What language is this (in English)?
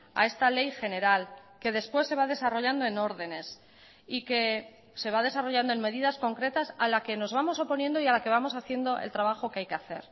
Spanish